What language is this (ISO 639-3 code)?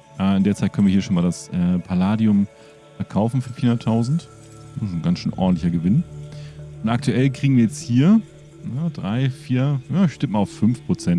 deu